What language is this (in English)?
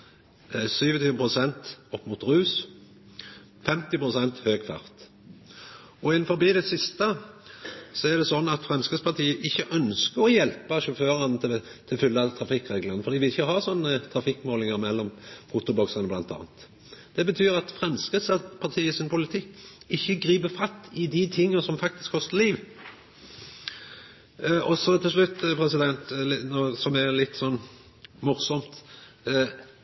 Norwegian Nynorsk